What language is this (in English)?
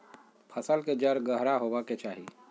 Magahi